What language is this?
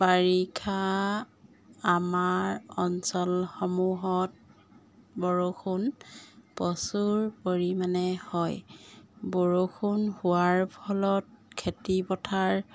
Assamese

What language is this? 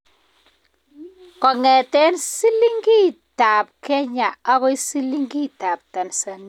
Kalenjin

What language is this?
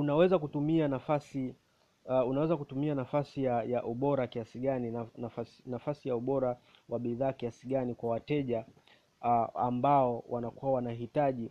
Swahili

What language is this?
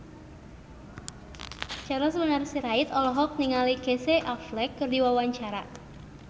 Sundanese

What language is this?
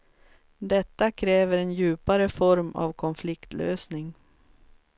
Swedish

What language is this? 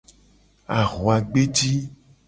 Gen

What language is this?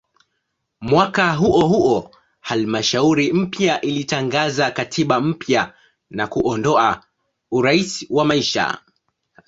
Swahili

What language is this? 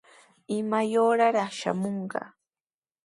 Sihuas Ancash Quechua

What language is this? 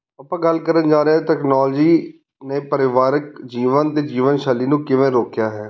Punjabi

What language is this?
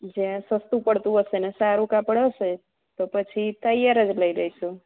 Gujarati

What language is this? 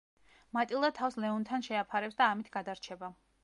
Georgian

